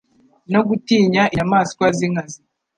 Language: Kinyarwanda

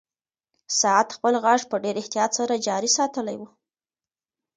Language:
Pashto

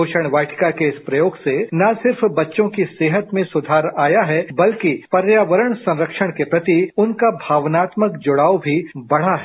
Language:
Hindi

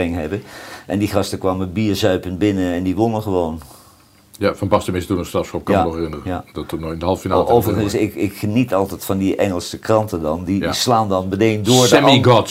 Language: Dutch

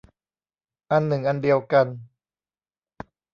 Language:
Thai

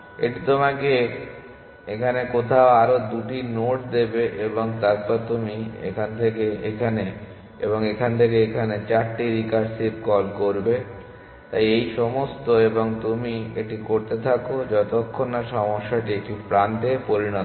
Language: Bangla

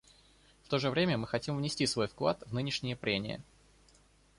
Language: Russian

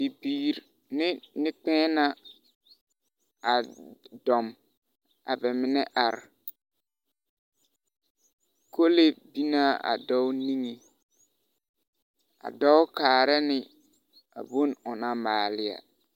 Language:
Southern Dagaare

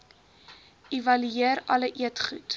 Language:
Afrikaans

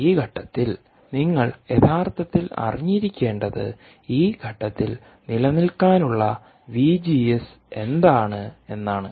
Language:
Malayalam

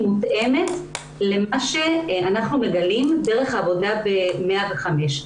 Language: Hebrew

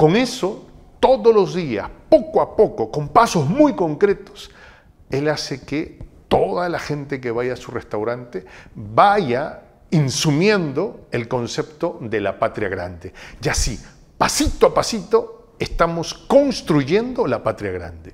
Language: Spanish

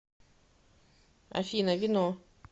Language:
Russian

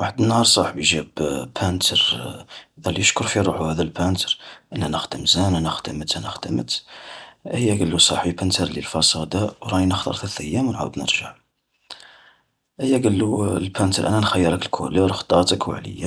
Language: Algerian Arabic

